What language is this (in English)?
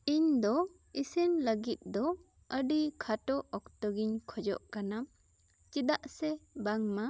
Santali